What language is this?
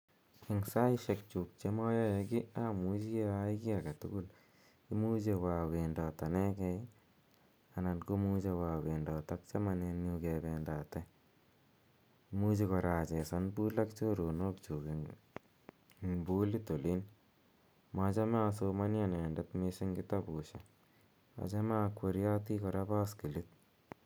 Kalenjin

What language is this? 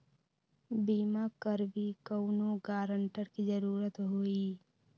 Magahi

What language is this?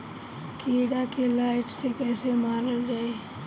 Bhojpuri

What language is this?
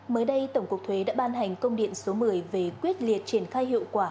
Vietnamese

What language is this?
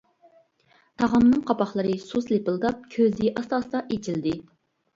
Uyghur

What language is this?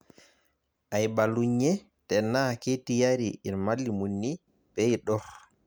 Masai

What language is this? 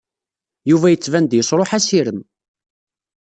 Kabyle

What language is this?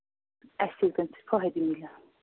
Kashmiri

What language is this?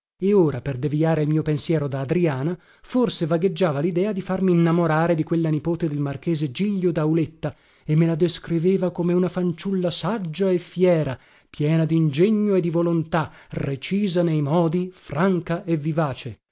Italian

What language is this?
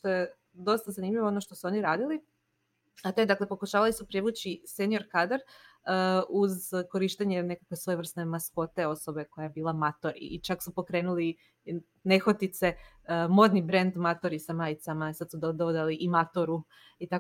Croatian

